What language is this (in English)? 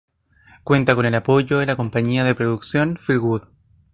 Spanish